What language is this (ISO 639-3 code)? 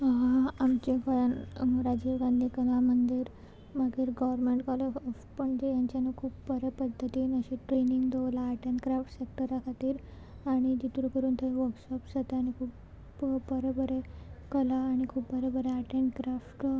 kok